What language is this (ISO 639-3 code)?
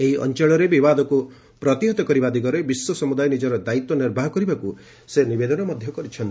ori